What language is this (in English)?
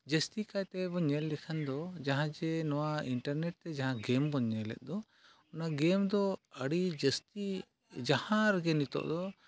Santali